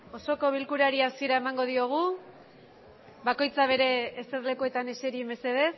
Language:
Basque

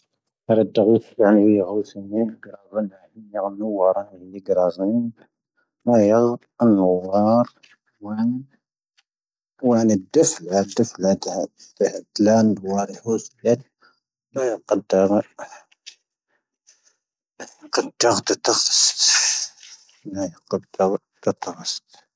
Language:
Tahaggart Tamahaq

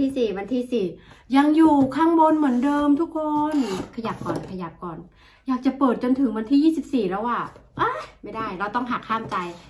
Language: Thai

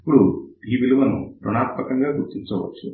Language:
Telugu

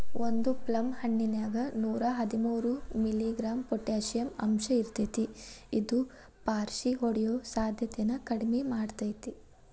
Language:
Kannada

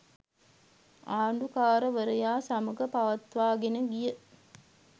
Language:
Sinhala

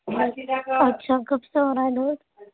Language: Urdu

